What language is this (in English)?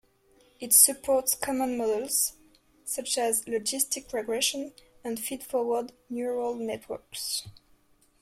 English